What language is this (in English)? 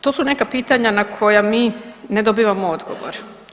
Croatian